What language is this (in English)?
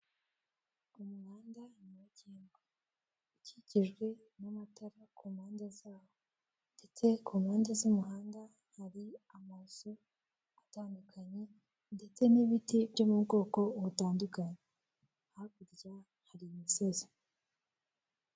Kinyarwanda